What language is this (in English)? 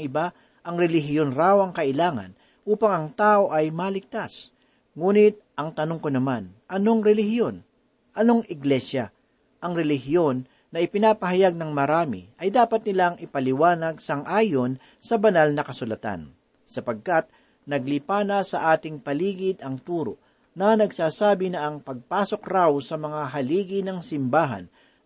Filipino